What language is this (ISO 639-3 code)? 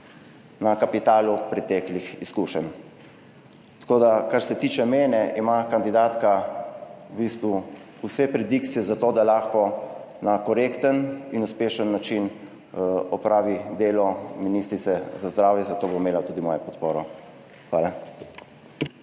slv